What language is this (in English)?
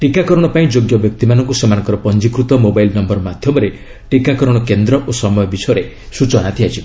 Odia